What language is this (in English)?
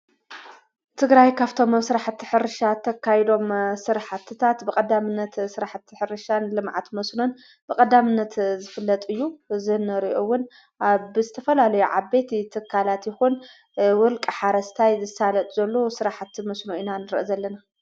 Tigrinya